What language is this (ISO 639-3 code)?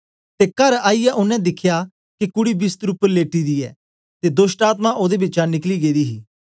doi